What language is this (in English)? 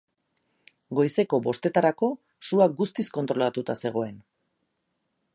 Basque